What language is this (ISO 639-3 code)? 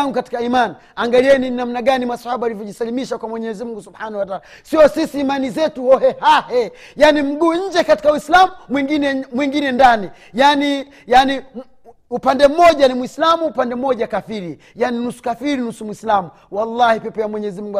swa